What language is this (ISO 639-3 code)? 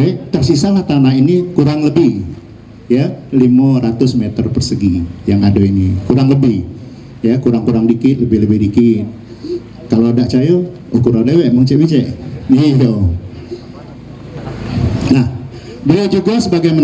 ind